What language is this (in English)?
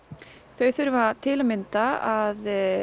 Icelandic